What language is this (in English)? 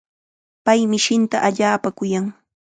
Chiquián Ancash Quechua